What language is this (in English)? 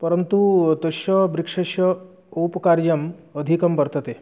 Sanskrit